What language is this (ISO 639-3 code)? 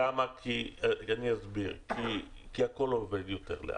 heb